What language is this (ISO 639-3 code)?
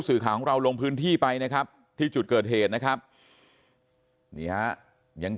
tha